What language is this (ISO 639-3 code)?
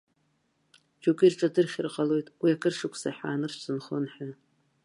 abk